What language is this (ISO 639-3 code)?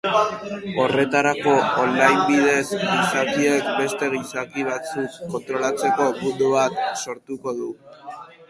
eus